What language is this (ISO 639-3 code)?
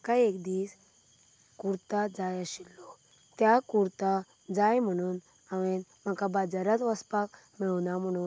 kok